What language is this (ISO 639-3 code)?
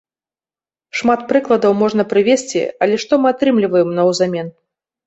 bel